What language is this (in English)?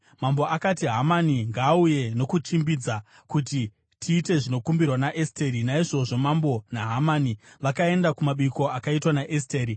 Shona